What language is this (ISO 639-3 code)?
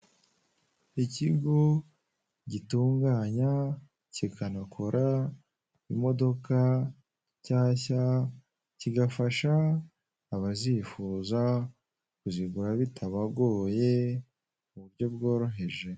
kin